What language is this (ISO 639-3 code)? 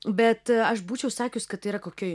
lit